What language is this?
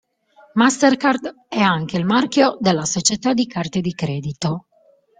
Italian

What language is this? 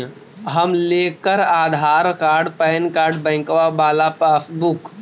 Magahi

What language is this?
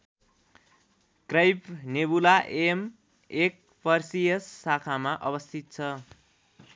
Nepali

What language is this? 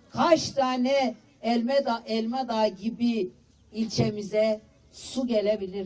Turkish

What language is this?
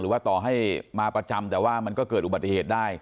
Thai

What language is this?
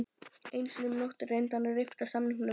Icelandic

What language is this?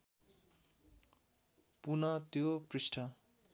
Nepali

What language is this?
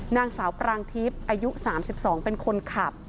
Thai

